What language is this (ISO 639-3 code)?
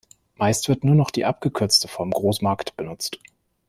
deu